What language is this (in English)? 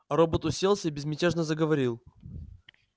Russian